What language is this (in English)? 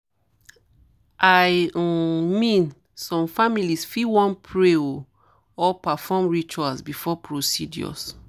Nigerian Pidgin